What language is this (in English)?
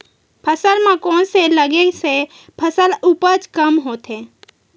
Chhattisgarhi